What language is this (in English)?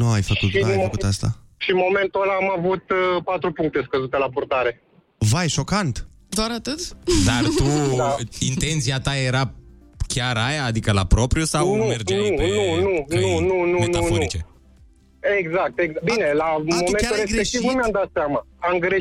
Romanian